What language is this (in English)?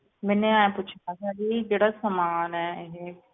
Punjabi